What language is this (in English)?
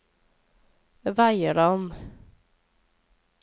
Norwegian